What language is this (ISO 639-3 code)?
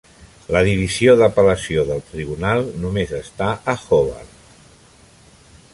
cat